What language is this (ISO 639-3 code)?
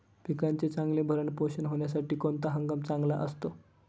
mar